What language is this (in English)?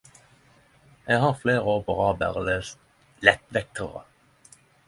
Norwegian Nynorsk